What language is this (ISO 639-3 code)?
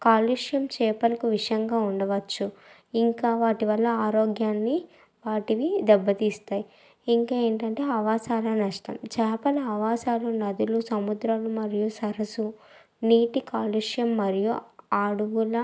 tel